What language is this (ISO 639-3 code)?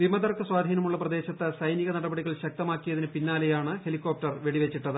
mal